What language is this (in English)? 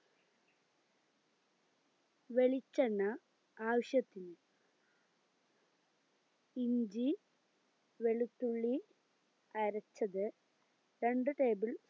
Malayalam